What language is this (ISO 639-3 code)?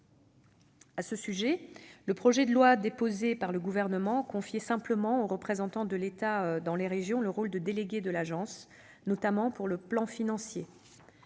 fra